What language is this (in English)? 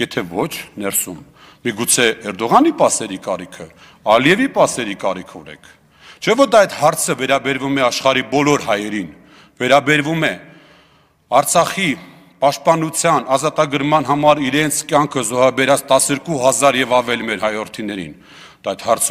Turkish